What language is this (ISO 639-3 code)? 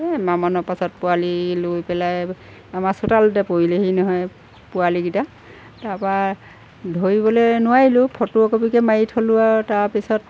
asm